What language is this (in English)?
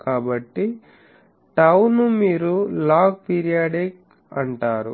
Telugu